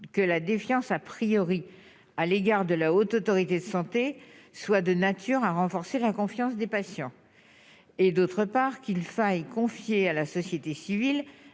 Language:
French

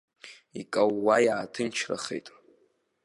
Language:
Abkhazian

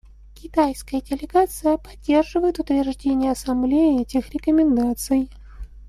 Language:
Russian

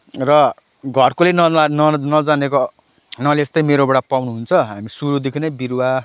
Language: Nepali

